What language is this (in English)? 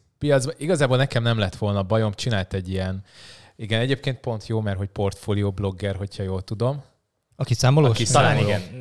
Hungarian